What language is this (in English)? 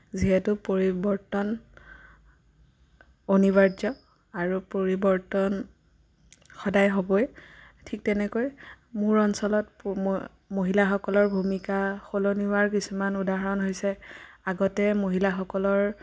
Assamese